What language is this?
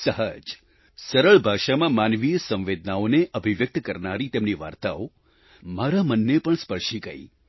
Gujarati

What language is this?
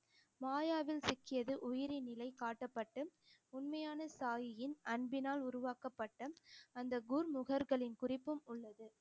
Tamil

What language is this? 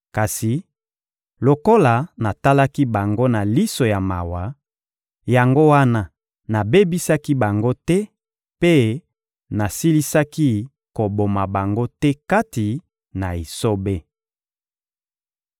Lingala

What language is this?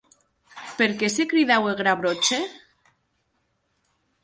Occitan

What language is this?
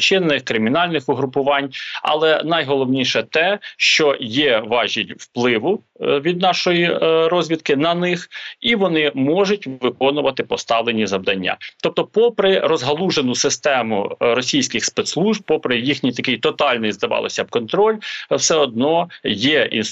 Ukrainian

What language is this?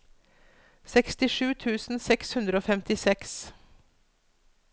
Norwegian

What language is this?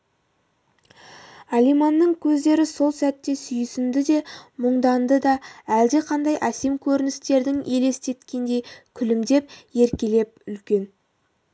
Kazakh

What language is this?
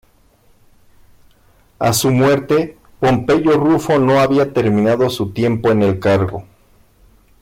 Spanish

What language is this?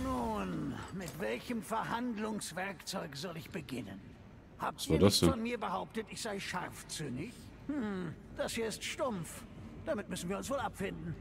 German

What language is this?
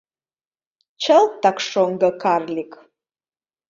Mari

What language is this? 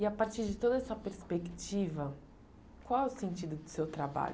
Portuguese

